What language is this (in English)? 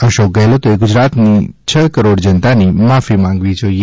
Gujarati